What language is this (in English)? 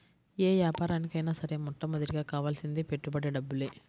Telugu